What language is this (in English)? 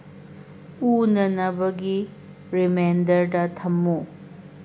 Manipuri